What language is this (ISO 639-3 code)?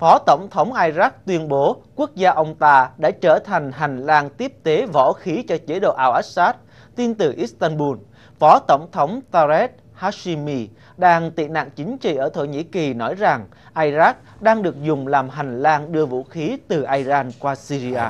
vie